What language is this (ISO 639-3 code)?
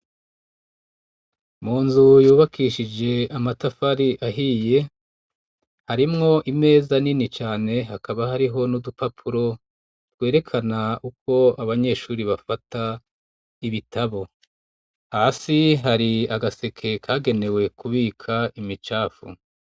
run